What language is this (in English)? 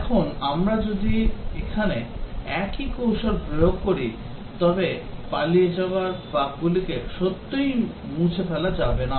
Bangla